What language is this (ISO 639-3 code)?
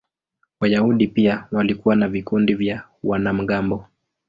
swa